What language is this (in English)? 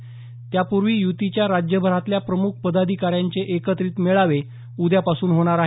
Marathi